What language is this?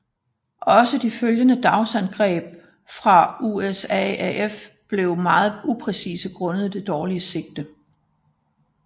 Danish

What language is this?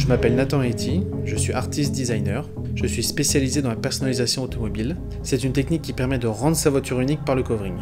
French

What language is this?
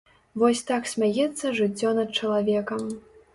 Belarusian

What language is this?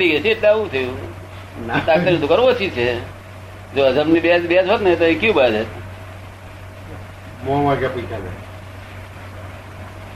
Gujarati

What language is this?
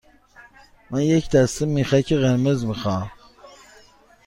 Persian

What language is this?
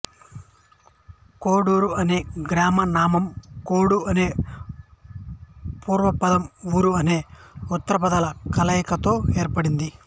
Telugu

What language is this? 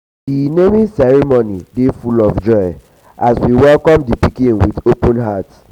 Nigerian Pidgin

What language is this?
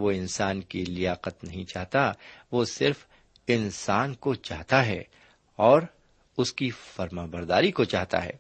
Urdu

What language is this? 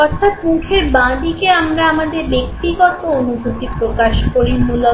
Bangla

